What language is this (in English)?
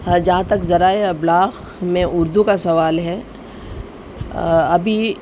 Urdu